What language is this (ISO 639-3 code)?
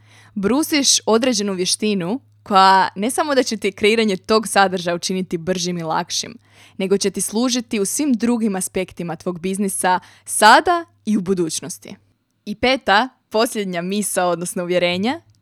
hrv